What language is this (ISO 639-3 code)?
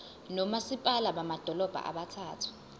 zul